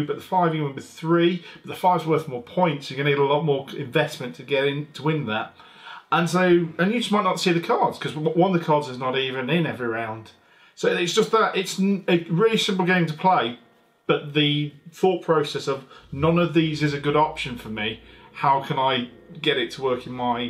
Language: English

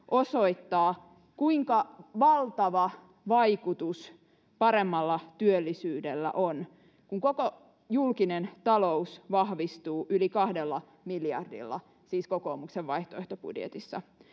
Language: Finnish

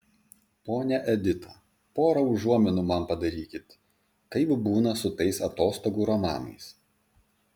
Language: Lithuanian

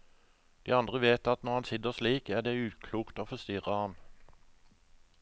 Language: Norwegian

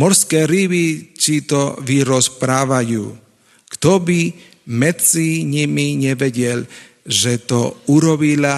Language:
Slovak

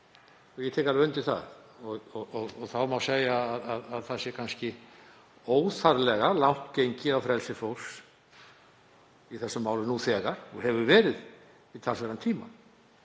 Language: Icelandic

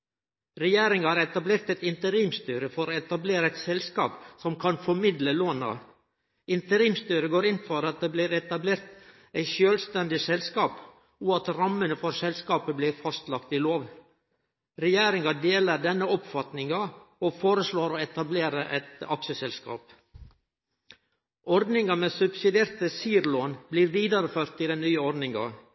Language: Norwegian Nynorsk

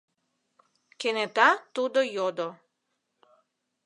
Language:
Mari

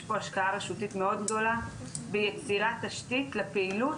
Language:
Hebrew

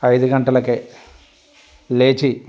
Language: Telugu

